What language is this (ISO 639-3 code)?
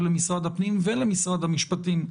heb